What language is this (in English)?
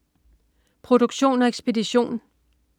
Danish